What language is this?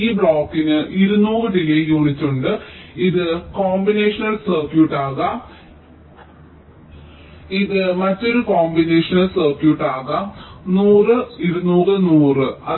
Malayalam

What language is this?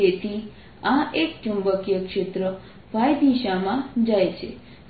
Gujarati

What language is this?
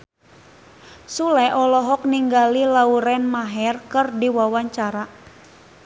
Sundanese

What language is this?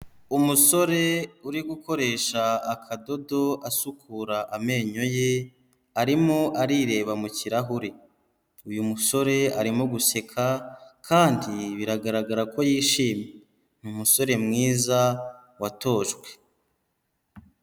Kinyarwanda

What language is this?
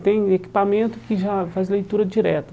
Portuguese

